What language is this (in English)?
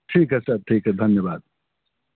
Hindi